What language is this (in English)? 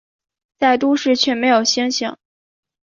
Chinese